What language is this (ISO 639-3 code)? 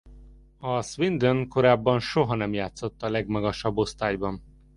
hun